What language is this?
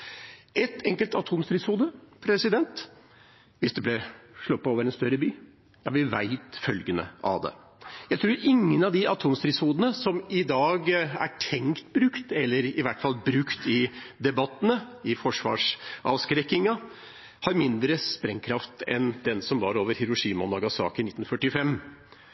Norwegian Bokmål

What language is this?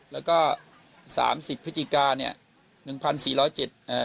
Thai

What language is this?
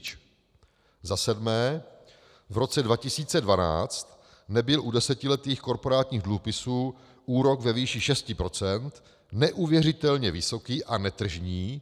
Czech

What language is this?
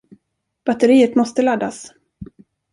Swedish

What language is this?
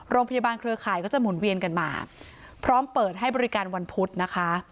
Thai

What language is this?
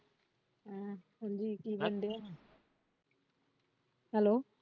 Punjabi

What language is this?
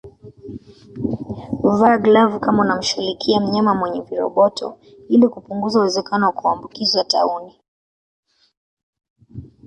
Swahili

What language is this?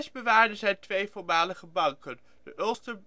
Dutch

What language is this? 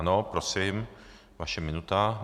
Czech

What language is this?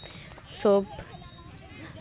Santali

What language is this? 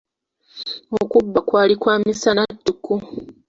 Ganda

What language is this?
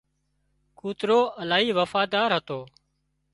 Wadiyara Koli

